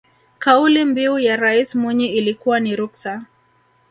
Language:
Swahili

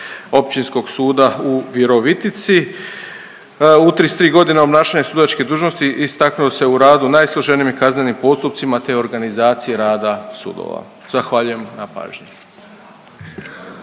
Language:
Croatian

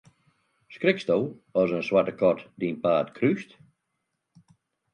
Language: Western Frisian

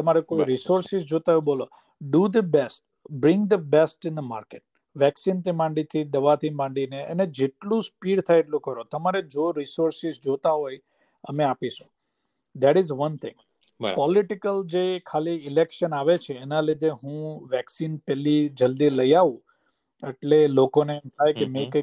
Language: Gujarati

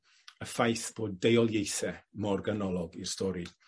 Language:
Welsh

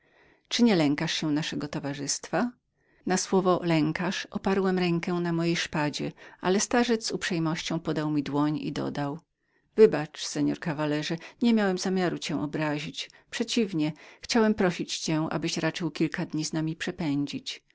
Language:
Polish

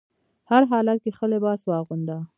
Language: Pashto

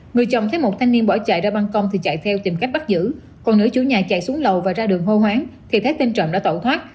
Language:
Vietnamese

